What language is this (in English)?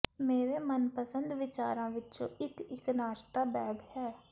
Punjabi